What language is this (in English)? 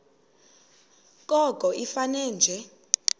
Xhosa